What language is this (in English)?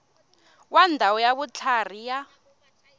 Tsonga